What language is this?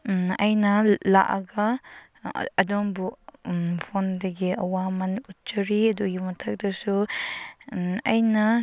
Manipuri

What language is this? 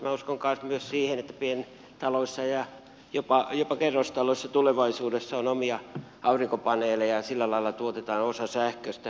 Finnish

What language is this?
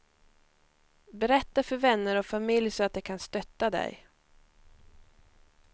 Swedish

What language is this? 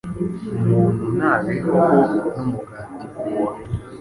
Kinyarwanda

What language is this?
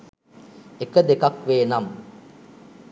Sinhala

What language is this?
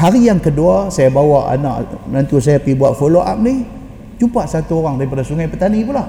Malay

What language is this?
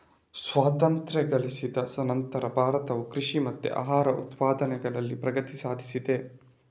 Kannada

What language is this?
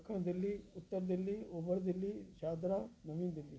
Sindhi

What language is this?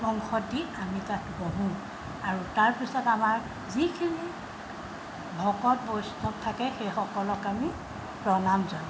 Assamese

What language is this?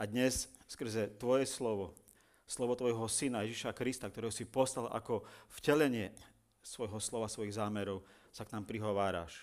Slovak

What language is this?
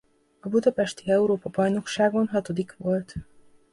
Hungarian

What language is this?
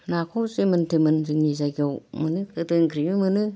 Bodo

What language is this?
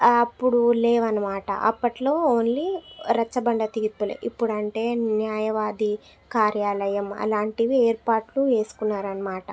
Telugu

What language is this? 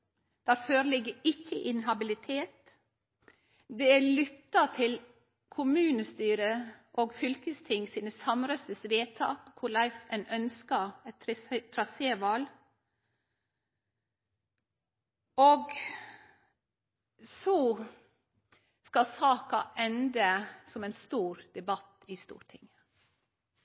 Norwegian Nynorsk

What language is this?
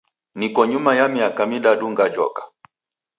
Taita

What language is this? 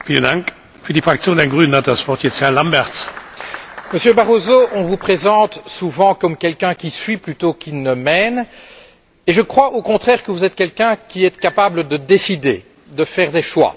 French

